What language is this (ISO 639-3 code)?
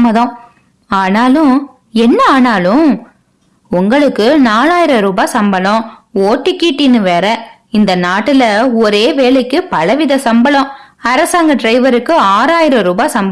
tam